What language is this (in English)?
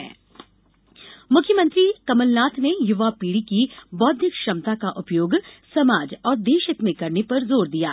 Hindi